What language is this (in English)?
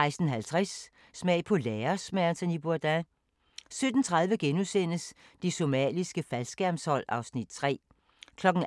Danish